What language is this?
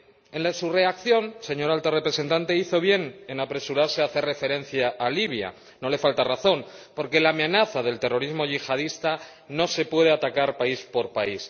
Spanish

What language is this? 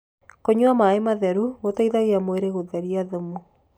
Kikuyu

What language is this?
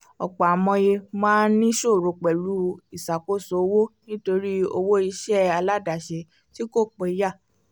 Yoruba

